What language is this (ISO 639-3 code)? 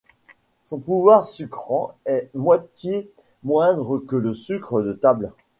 fra